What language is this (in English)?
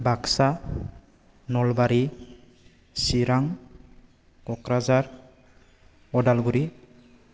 Bodo